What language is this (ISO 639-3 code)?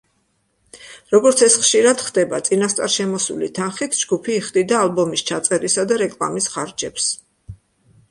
kat